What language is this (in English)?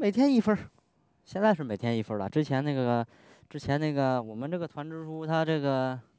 Chinese